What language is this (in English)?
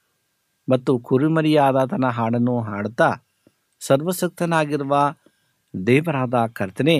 Kannada